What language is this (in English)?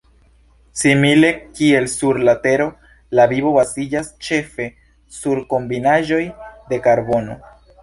Esperanto